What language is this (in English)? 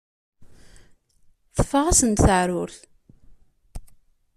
Kabyle